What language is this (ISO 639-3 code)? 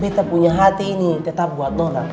ind